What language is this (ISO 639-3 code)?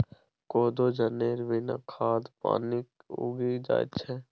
mai